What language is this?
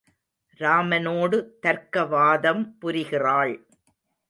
Tamil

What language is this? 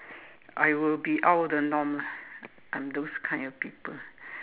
English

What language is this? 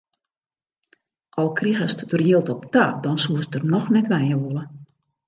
Western Frisian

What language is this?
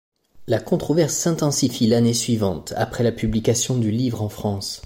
French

